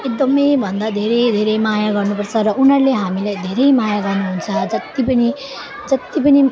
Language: Nepali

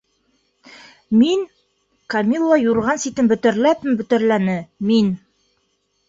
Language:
Bashkir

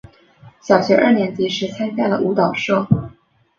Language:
Chinese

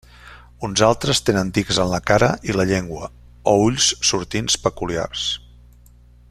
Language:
Catalan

